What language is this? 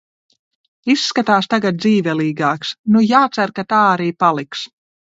Latvian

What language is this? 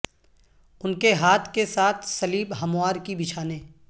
Urdu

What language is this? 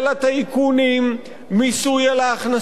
Hebrew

